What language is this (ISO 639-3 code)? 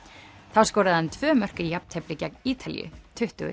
isl